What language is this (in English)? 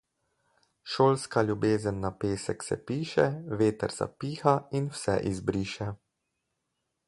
Slovenian